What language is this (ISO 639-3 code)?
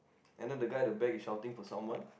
eng